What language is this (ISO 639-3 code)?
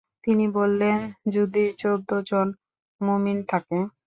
ben